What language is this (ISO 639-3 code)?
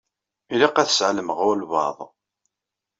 kab